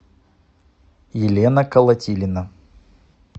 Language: Russian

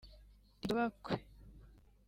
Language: Kinyarwanda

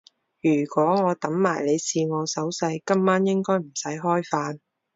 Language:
Cantonese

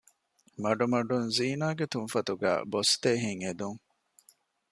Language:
Divehi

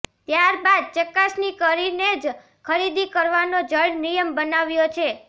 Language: Gujarati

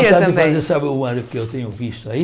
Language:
Portuguese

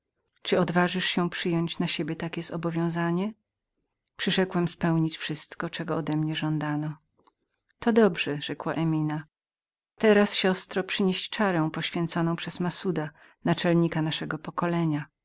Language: Polish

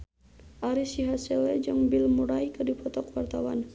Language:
Sundanese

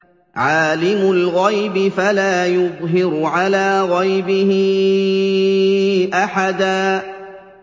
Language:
Arabic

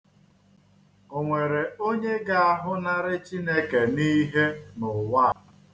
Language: Igbo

